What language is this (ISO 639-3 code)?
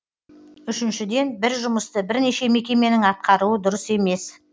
kaz